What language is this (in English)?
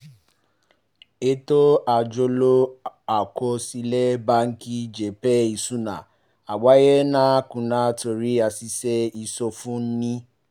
Yoruba